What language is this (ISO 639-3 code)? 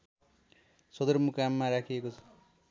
nep